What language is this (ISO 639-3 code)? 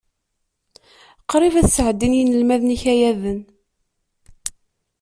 kab